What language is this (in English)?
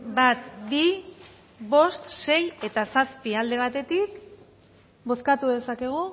Basque